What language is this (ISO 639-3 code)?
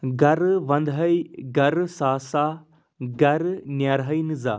kas